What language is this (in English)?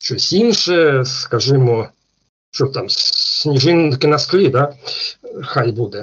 Ukrainian